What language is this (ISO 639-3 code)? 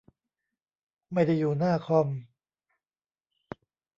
tha